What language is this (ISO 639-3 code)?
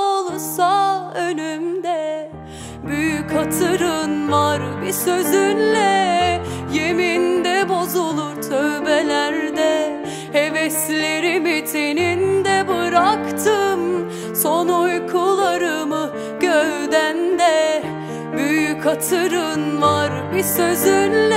tur